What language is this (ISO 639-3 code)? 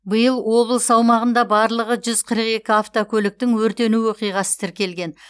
kaz